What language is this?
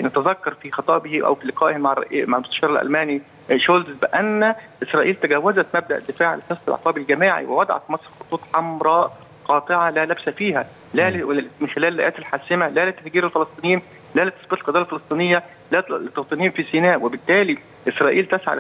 Arabic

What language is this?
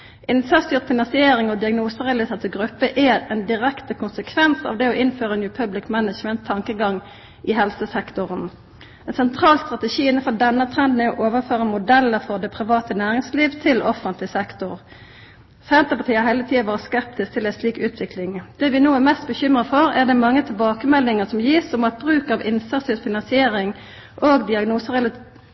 Norwegian Nynorsk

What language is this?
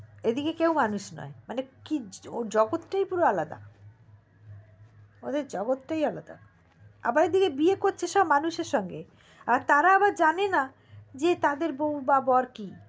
Bangla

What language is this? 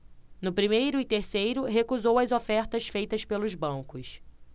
Portuguese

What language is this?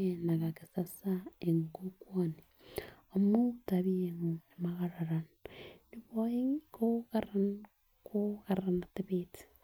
Kalenjin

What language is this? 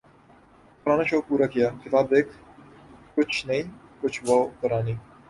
Urdu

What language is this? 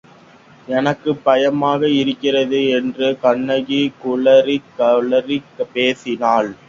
Tamil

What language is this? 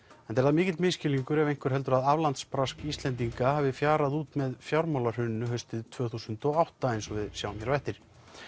Icelandic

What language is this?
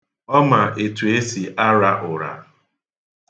Igbo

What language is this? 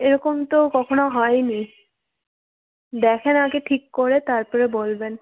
Bangla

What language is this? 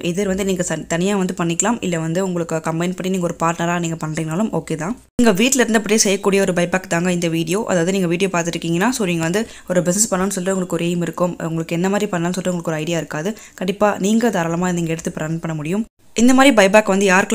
Romanian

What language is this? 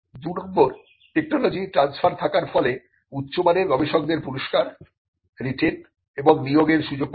Bangla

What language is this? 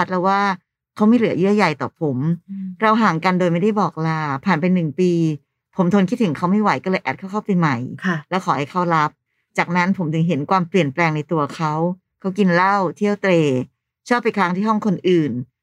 Thai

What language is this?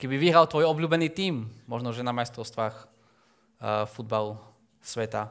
Slovak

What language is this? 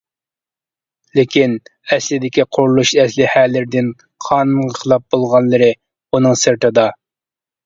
Uyghur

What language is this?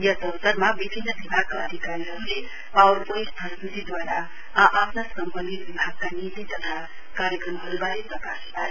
Nepali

